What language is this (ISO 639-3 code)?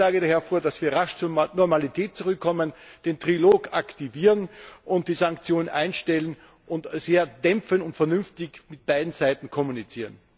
deu